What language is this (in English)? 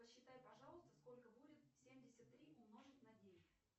Russian